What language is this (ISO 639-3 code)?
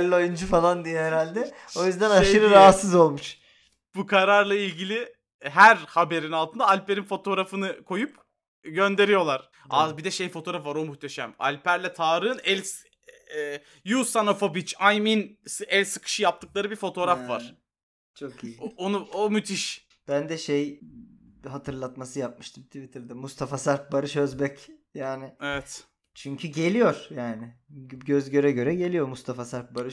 tur